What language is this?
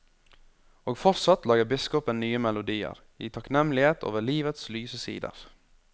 Norwegian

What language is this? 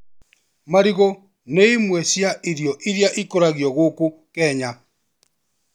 Kikuyu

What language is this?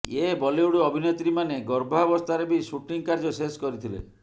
Odia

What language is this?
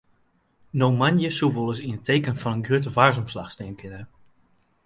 Western Frisian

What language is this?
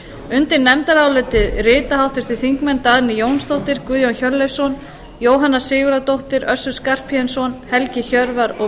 Icelandic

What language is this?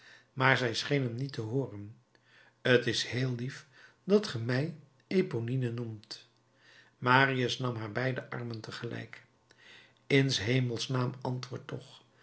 Dutch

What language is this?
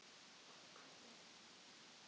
Icelandic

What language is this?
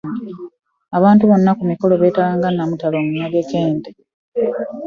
Ganda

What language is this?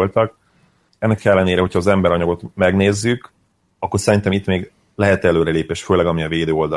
Hungarian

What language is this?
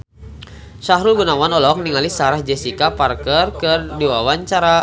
Sundanese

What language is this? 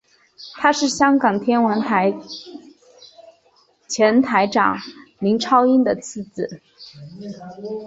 Chinese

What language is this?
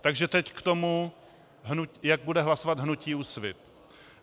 Czech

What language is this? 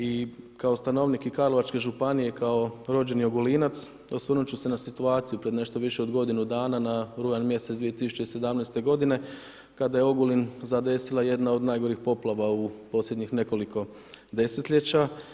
Croatian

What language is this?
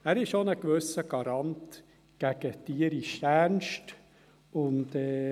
Swiss German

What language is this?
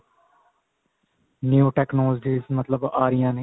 Punjabi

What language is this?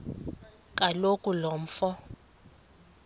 Xhosa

